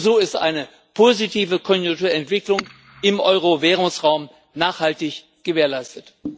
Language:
German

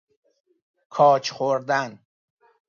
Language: Persian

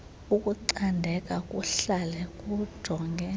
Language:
Xhosa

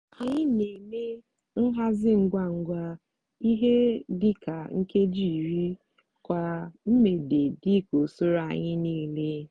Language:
Igbo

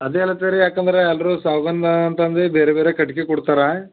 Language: Kannada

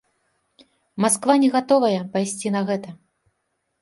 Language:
Belarusian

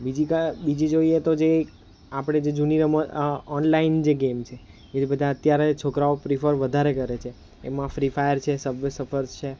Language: Gujarati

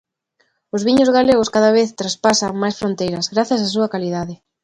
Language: Galician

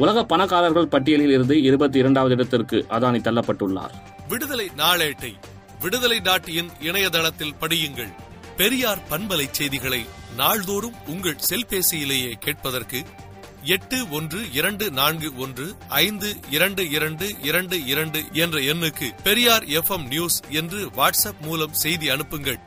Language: Tamil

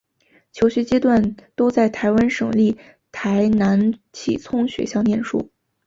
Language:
Chinese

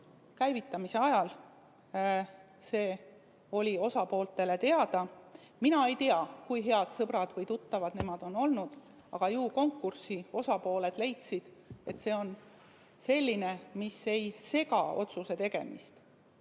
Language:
Estonian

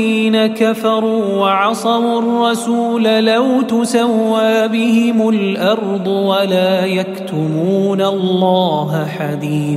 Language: Arabic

